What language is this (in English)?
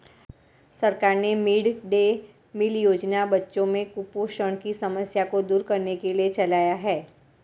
Hindi